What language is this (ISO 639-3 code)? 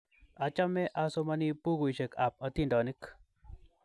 kln